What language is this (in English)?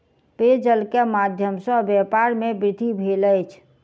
Maithili